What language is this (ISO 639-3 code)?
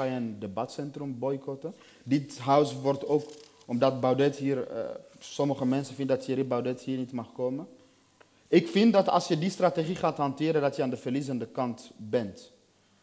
nld